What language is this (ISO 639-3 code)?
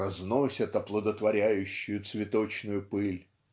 rus